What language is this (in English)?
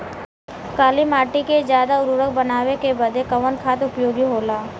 Bhojpuri